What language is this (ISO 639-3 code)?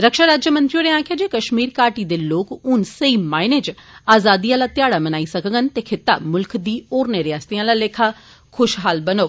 doi